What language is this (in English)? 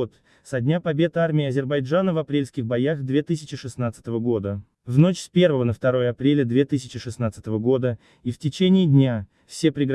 Russian